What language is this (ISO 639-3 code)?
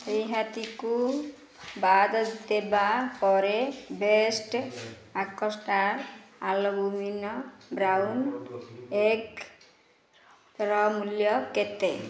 ori